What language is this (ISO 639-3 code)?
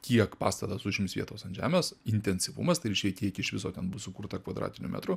lit